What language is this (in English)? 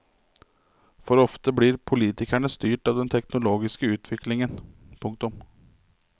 Norwegian